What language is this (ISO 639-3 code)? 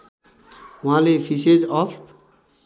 nep